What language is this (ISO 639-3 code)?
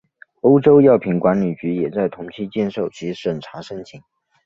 zho